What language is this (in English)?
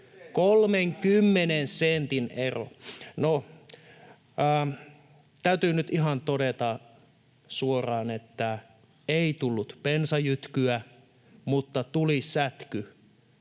Finnish